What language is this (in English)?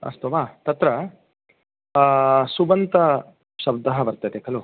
Sanskrit